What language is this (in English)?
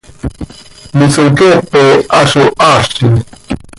Seri